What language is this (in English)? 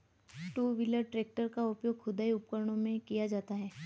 Hindi